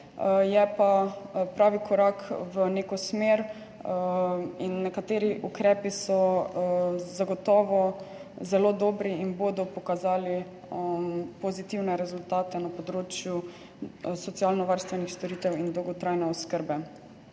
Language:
Slovenian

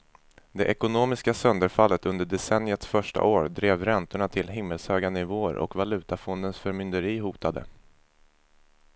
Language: Swedish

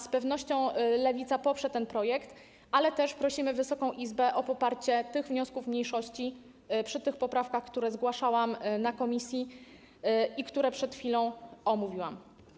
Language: Polish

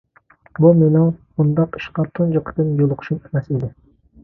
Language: Uyghur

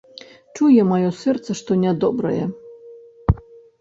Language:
Belarusian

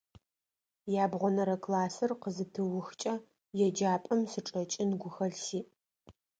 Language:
Adyghe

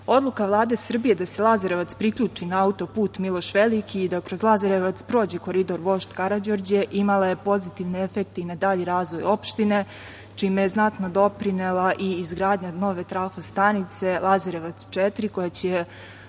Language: Serbian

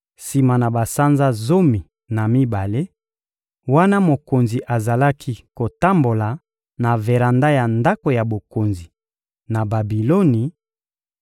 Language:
Lingala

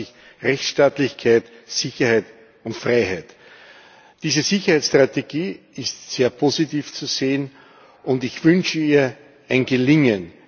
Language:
German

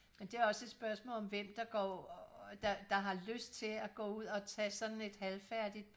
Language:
Danish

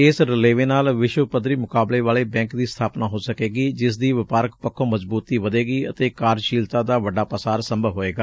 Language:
Punjabi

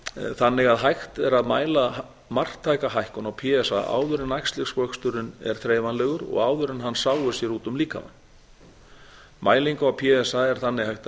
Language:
Icelandic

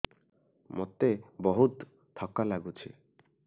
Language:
Odia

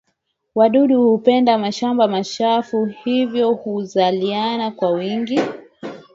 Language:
Swahili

